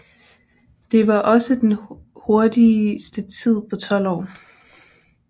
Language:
Danish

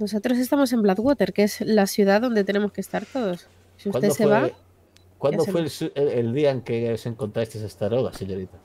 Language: Spanish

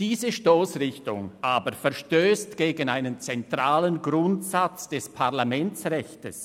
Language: Swiss German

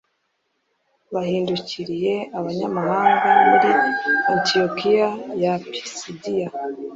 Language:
Kinyarwanda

